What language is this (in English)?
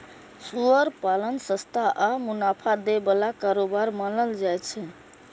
Maithili